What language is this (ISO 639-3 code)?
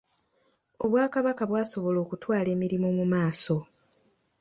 lug